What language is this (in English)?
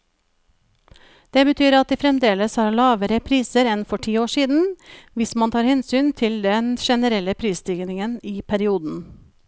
Norwegian